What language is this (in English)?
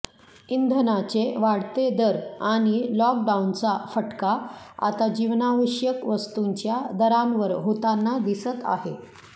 Marathi